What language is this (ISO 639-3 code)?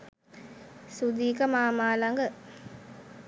sin